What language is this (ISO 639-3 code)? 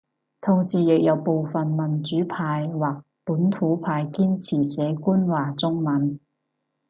yue